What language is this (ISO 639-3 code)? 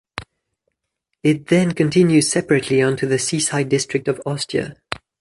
eng